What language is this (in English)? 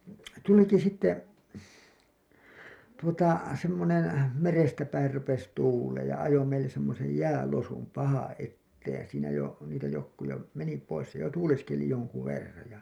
Finnish